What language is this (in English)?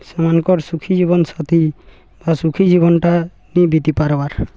Odia